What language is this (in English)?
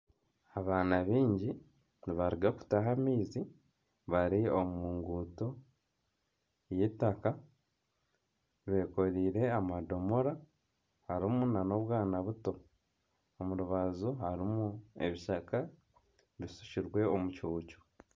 Nyankole